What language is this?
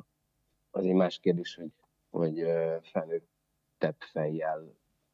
Hungarian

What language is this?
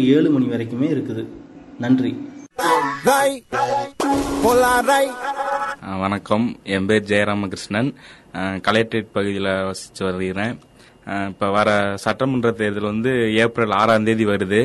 Tamil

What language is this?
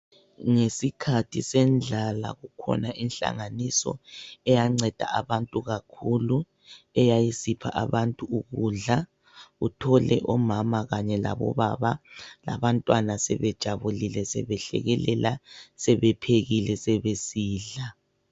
North Ndebele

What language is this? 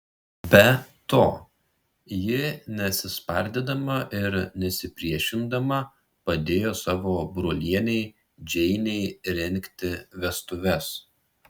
Lithuanian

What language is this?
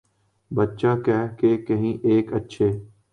Urdu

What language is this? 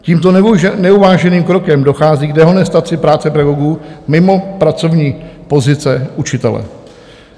Czech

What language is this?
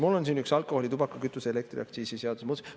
Estonian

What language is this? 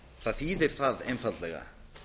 Icelandic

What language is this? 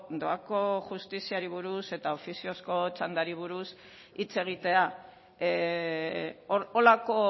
Basque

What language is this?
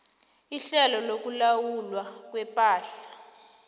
South Ndebele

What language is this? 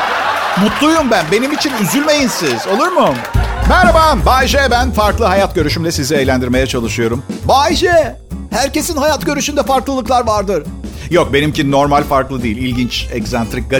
Turkish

